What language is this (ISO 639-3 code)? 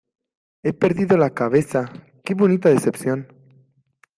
spa